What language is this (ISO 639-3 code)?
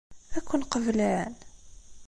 kab